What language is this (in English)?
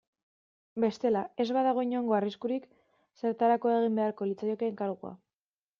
Basque